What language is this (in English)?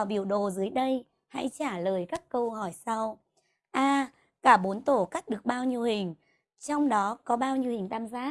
Vietnamese